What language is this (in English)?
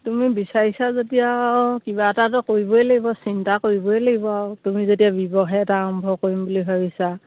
Assamese